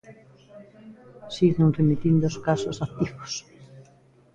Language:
Galician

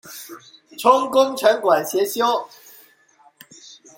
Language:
Chinese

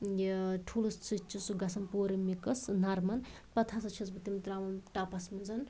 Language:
Kashmiri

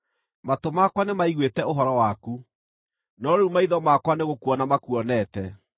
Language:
Kikuyu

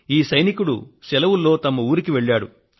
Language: Telugu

